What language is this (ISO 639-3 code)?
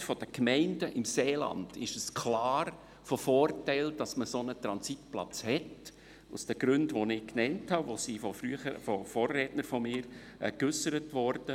gsw